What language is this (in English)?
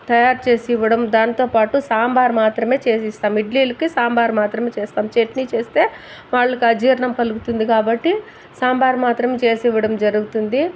Telugu